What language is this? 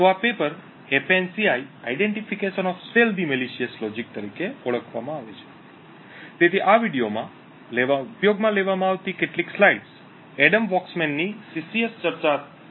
Gujarati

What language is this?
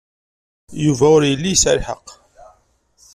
Kabyle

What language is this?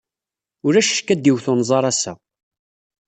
Kabyle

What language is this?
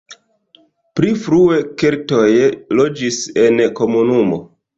Esperanto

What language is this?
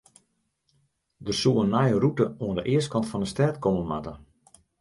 Western Frisian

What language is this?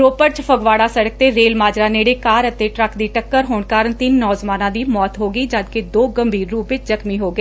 Punjabi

